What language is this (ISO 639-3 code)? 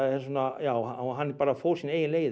isl